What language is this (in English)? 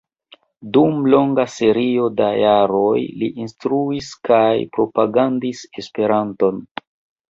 Esperanto